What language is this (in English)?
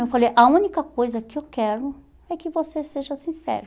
Portuguese